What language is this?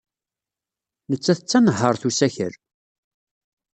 Kabyle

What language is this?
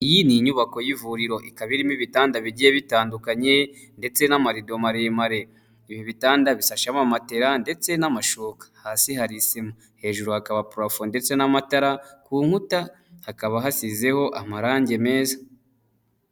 Kinyarwanda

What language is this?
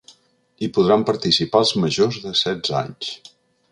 Catalan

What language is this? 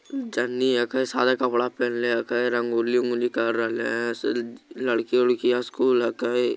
Magahi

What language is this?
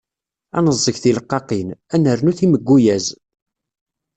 Kabyle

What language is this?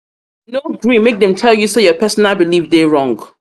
Nigerian Pidgin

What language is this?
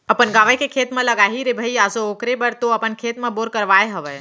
Chhattisgarhi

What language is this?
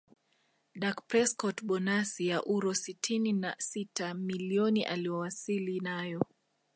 Swahili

